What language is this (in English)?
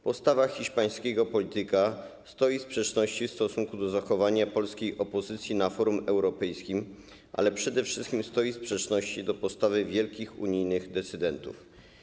Polish